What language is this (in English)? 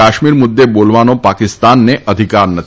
Gujarati